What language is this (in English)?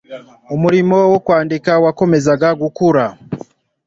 Kinyarwanda